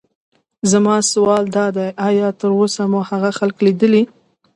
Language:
Pashto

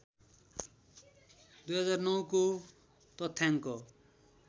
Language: Nepali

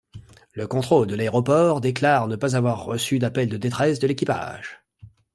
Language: French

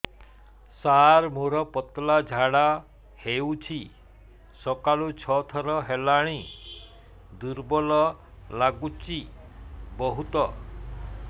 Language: Odia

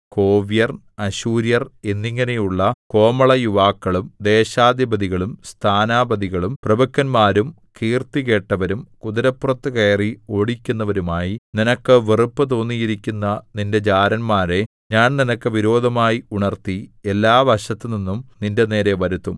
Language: Malayalam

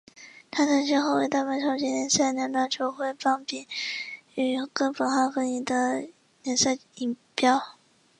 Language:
Chinese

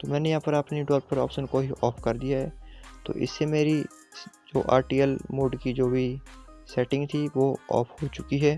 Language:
Hindi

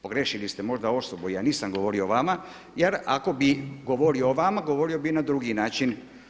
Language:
Croatian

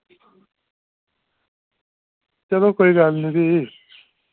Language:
Dogri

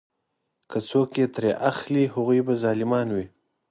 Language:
Pashto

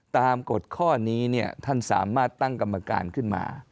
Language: Thai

